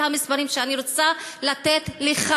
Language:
Hebrew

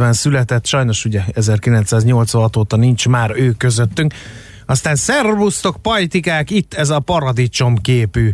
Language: Hungarian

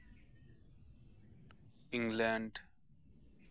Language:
Santali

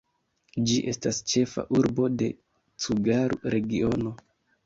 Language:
Esperanto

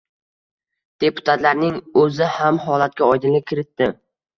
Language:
Uzbek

